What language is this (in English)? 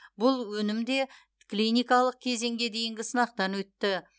Kazakh